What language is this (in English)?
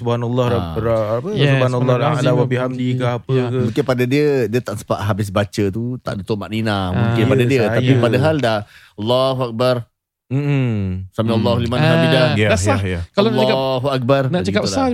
Malay